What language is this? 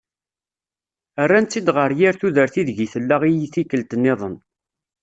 Kabyle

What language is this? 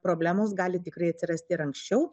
Lithuanian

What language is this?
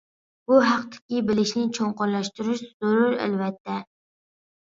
Uyghur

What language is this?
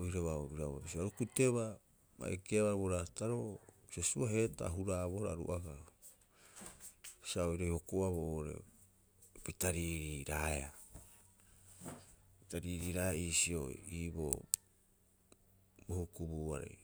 Rapoisi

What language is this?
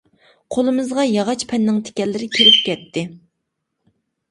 Uyghur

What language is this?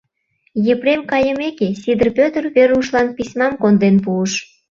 Mari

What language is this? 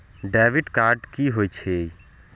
Maithili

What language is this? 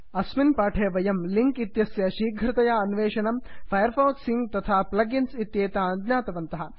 Sanskrit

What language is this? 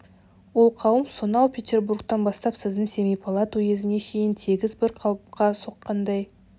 Kazakh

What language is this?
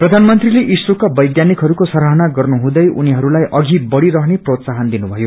Nepali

